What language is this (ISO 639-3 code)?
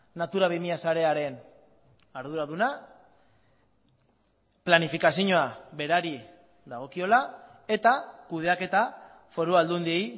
eus